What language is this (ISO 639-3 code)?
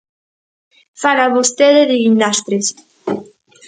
glg